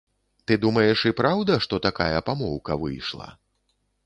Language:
Belarusian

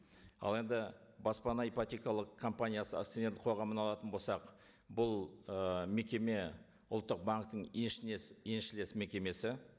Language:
Kazakh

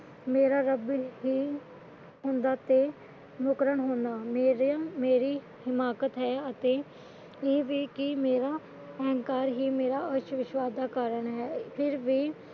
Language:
Punjabi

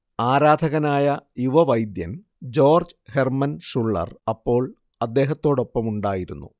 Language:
Malayalam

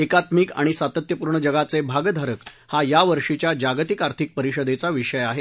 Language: Marathi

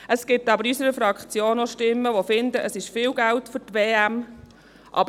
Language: Swiss German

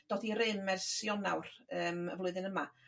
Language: Welsh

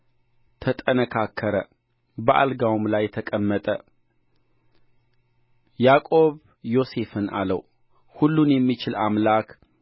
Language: Amharic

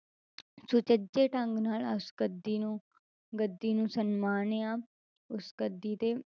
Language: Punjabi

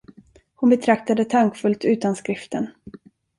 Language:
Swedish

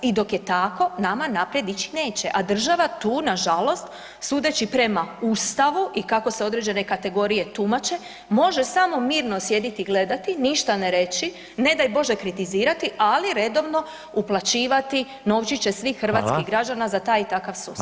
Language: Croatian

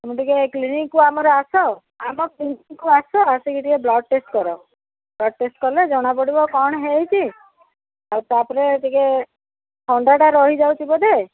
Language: Odia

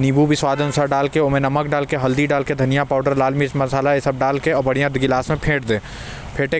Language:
Korwa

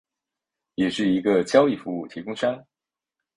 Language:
Chinese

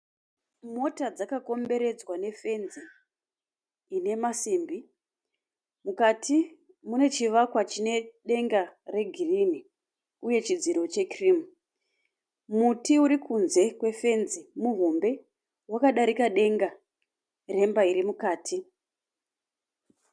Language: Shona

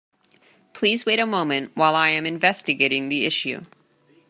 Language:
English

